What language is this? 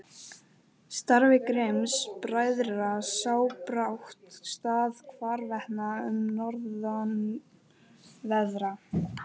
Icelandic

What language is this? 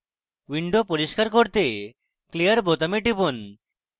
Bangla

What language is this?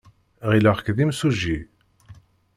Kabyle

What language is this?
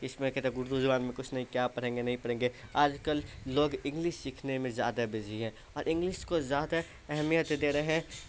Urdu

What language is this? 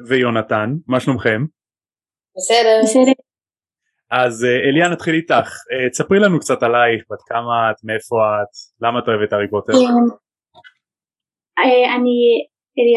Hebrew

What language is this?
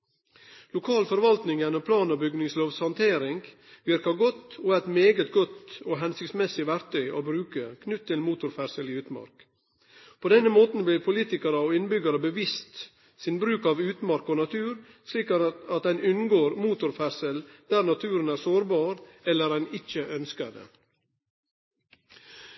Norwegian Nynorsk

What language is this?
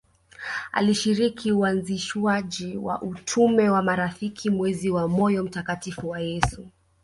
Swahili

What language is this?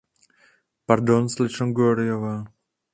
Czech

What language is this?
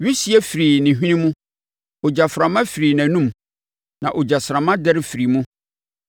Akan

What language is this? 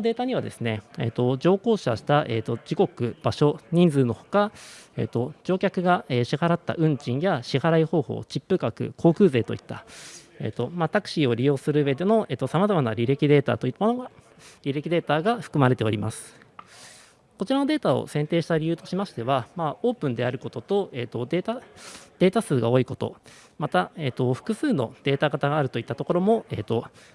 Japanese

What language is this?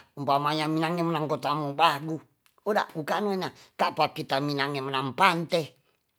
Tonsea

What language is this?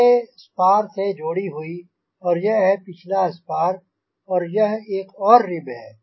Hindi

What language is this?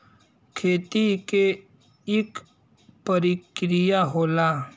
Bhojpuri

